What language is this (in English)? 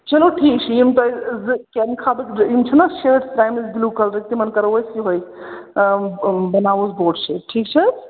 Kashmiri